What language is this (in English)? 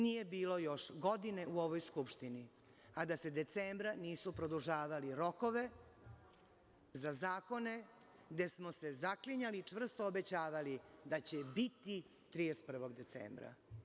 Serbian